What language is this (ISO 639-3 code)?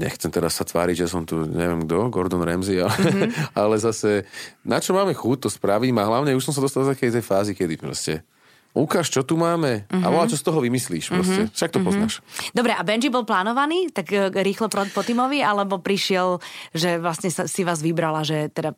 slk